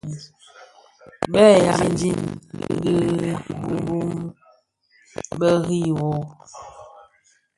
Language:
Bafia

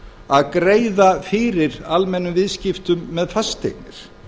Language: Icelandic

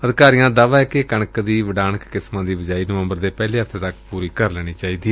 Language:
Punjabi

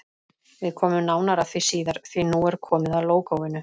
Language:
Icelandic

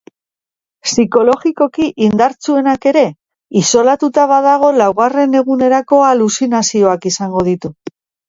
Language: Basque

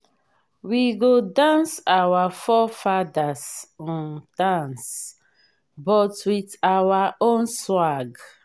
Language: Nigerian Pidgin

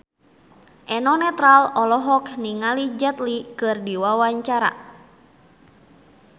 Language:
Sundanese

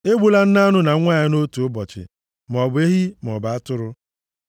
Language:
Igbo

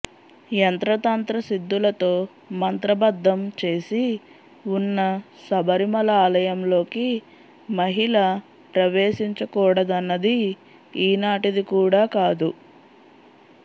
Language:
Telugu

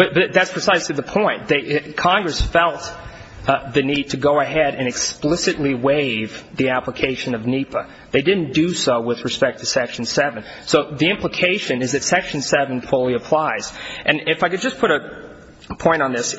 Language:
English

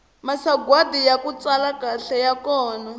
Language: Tsonga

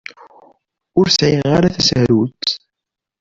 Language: Kabyle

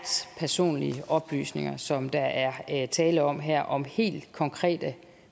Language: Danish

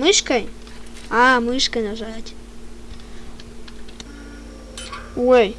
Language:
Russian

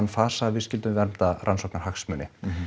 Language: Icelandic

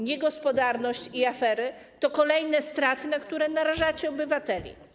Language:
Polish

